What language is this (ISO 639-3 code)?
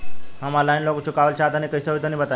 bho